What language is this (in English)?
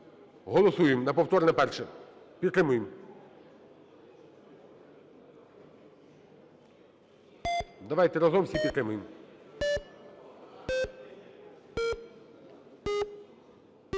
Ukrainian